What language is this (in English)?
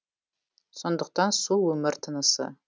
Kazakh